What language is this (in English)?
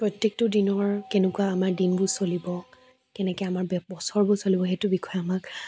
Assamese